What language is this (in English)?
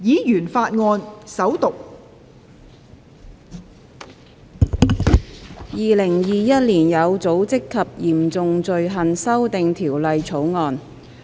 Cantonese